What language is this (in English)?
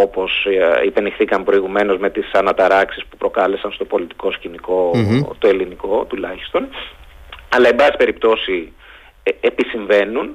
Greek